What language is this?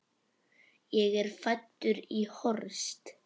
Icelandic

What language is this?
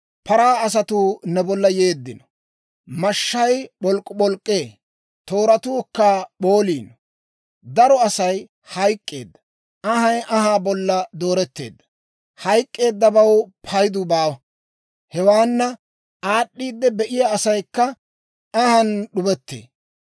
Dawro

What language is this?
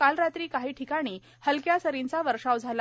Marathi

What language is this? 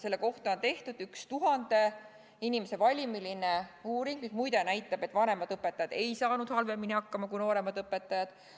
Estonian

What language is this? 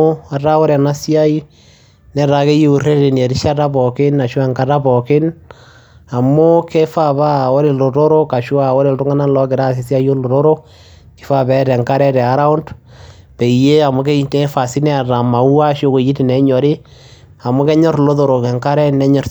Masai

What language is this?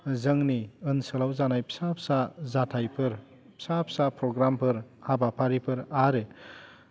Bodo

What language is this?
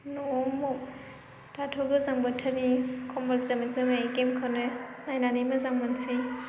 Bodo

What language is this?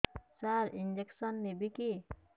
Odia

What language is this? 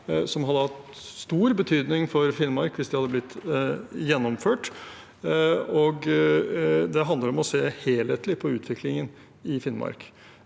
Norwegian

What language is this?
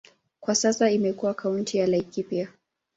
Swahili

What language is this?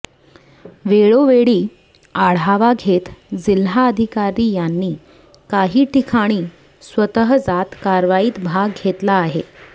Marathi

